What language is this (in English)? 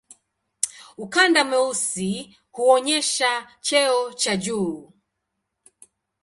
Swahili